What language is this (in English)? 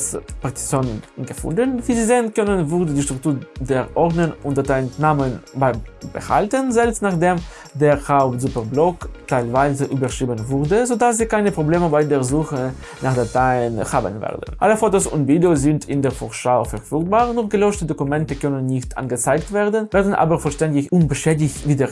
German